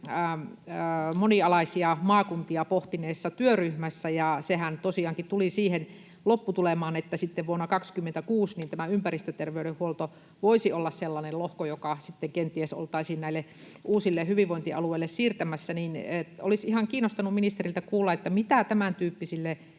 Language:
Finnish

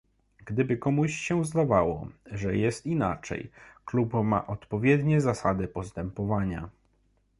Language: Polish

